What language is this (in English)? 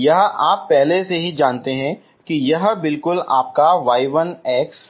Hindi